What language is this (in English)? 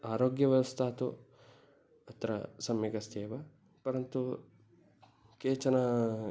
Sanskrit